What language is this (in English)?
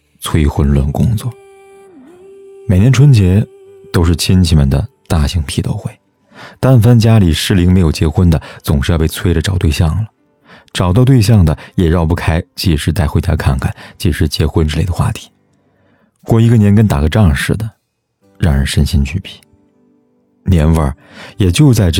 Chinese